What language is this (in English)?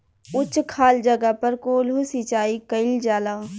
Bhojpuri